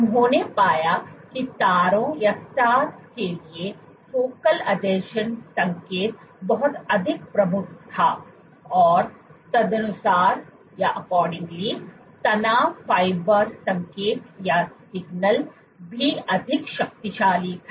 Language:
Hindi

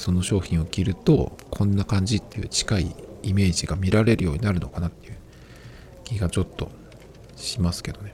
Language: Japanese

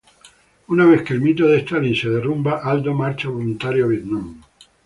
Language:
Spanish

